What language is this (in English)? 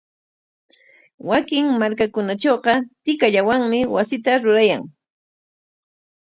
Corongo Ancash Quechua